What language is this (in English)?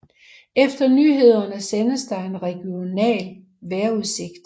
Danish